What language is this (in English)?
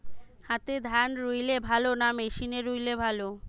Bangla